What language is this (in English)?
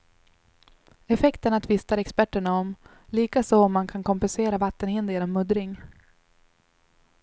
Swedish